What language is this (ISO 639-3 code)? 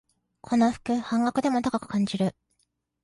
jpn